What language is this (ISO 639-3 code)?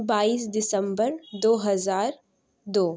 urd